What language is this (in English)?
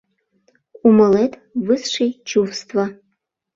Mari